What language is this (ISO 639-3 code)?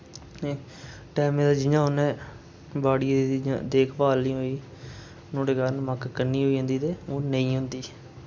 doi